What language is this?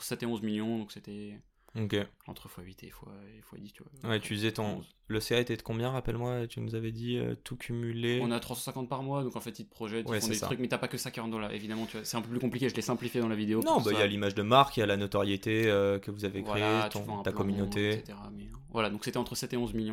French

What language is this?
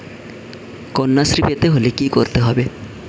Bangla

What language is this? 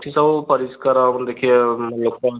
Odia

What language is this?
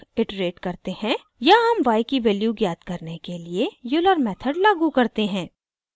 Hindi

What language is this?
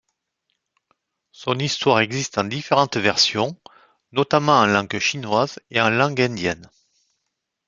French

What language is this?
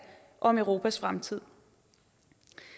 Danish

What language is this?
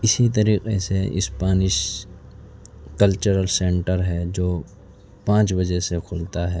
Urdu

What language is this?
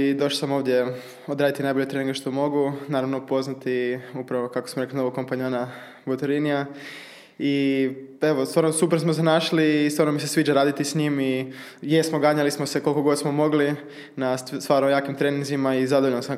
Croatian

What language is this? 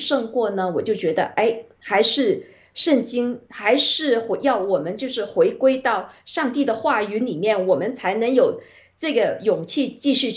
Chinese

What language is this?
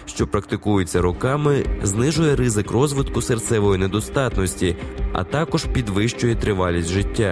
Ukrainian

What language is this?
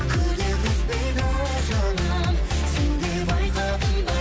Kazakh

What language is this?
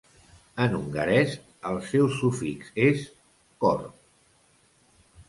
Catalan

